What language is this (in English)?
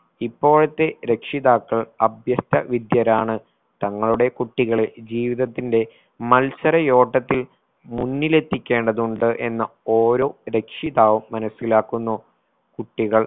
Malayalam